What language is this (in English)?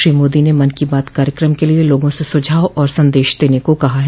Hindi